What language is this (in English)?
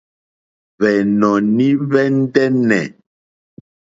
Mokpwe